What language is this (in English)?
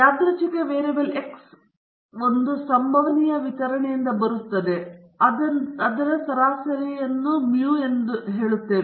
Kannada